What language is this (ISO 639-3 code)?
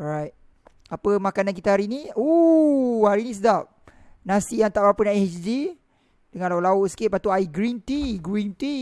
msa